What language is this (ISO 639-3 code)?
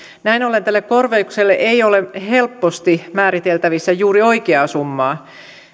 fin